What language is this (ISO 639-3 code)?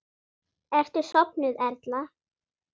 isl